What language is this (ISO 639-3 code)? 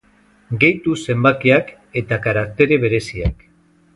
eus